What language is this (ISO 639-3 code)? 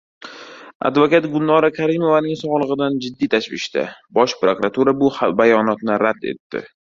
uzb